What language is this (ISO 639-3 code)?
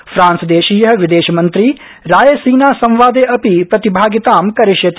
san